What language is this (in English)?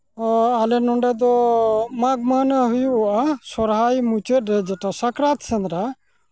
Santali